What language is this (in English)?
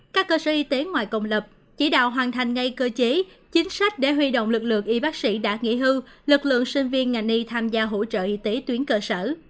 Vietnamese